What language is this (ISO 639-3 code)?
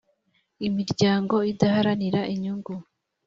kin